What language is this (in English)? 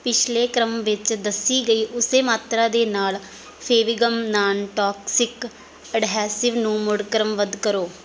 Punjabi